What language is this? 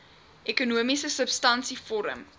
Afrikaans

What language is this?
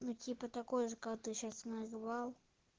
Russian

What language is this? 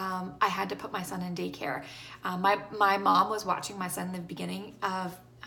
English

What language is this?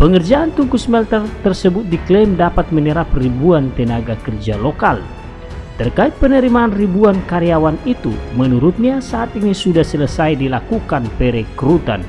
Indonesian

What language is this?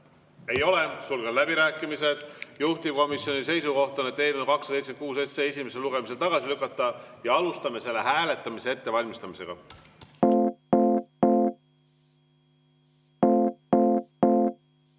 Estonian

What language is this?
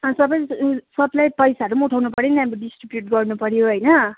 Nepali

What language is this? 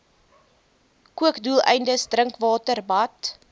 Afrikaans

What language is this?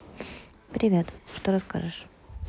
Russian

